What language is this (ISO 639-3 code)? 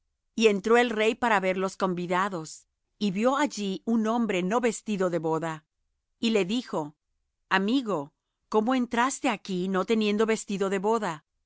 spa